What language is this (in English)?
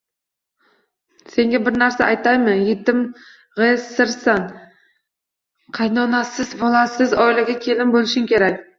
Uzbek